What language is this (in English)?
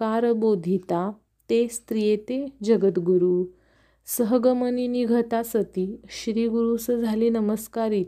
Marathi